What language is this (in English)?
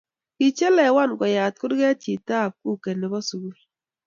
Kalenjin